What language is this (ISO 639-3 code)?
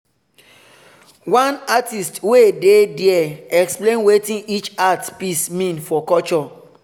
pcm